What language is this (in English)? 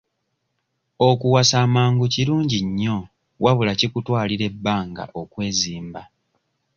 Ganda